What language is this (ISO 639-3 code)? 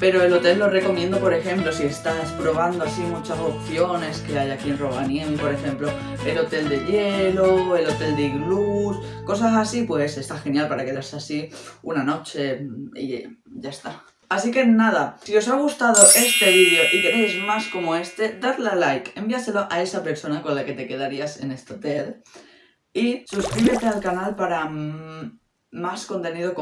spa